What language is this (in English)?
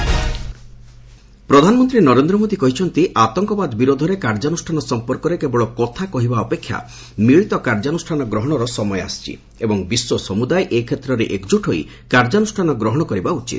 Odia